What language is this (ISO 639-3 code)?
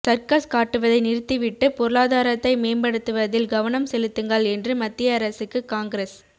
tam